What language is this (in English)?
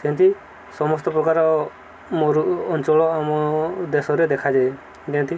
Odia